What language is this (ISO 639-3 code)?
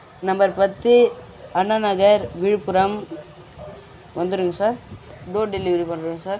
tam